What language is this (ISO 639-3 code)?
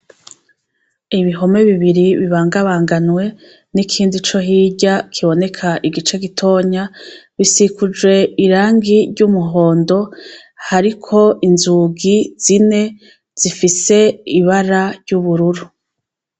run